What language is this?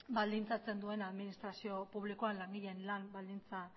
Basque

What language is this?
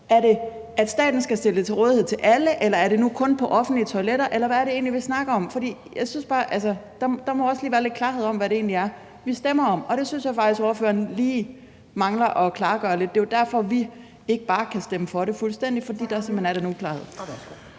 Danish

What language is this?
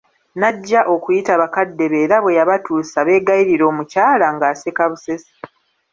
Ganda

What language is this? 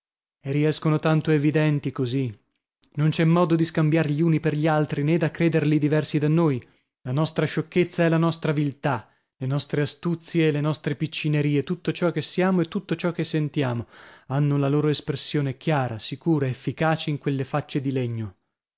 Italian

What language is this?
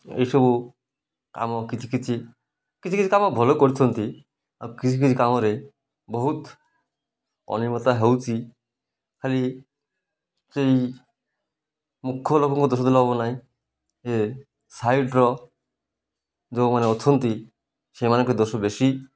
Odia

